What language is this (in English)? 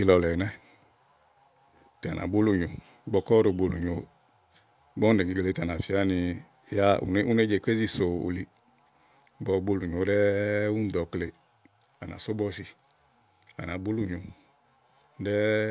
Igo